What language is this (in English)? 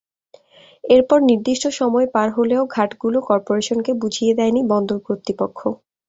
Bangla